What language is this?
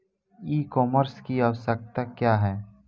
Bhojpuri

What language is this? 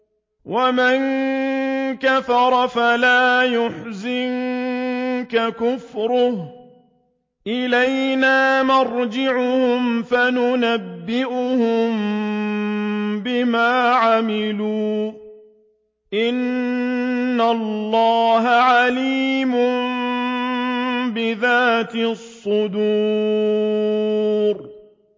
Arabic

